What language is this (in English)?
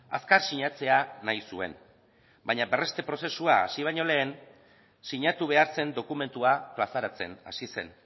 Basque